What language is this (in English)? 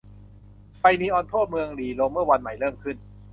Thai